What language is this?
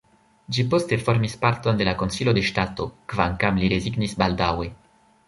Esperanto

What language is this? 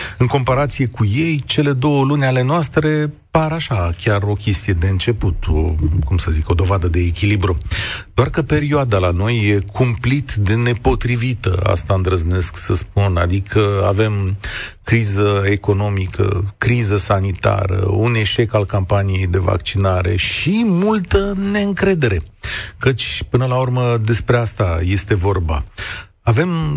Romanian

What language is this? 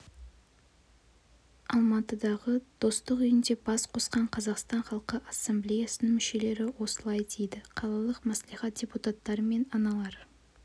Kazakh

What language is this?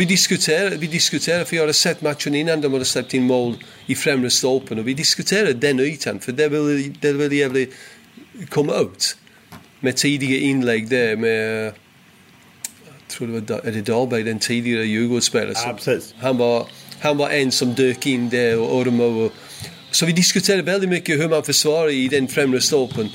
Swedish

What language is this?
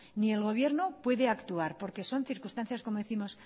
Spanish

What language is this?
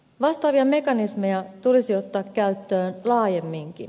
Finnish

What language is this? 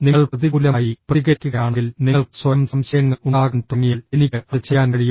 Malayalam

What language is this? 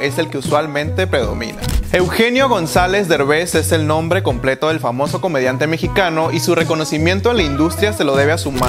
Spanish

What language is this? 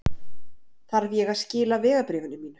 Icelandic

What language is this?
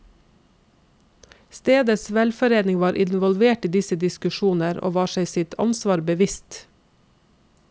Norwegian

